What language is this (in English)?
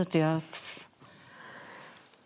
Welsh